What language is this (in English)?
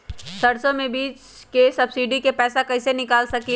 Magahi